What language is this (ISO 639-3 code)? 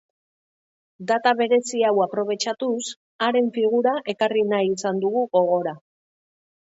eus